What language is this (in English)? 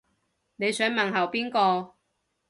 Cantonese